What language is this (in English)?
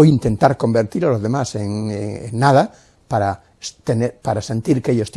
Spanish